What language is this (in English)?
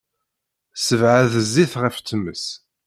Kabyle